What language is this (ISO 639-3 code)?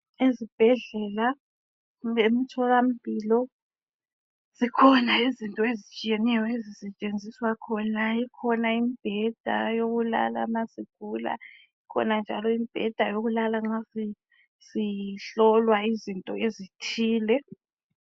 nde